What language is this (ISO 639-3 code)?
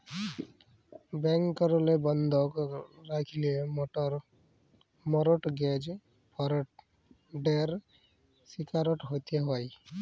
ben